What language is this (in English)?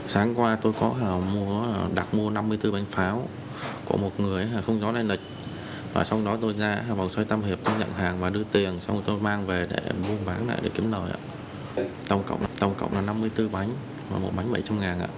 Vietnamese